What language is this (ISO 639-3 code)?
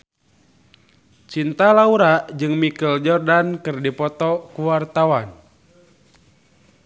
sun